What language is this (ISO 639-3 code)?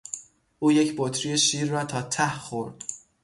fas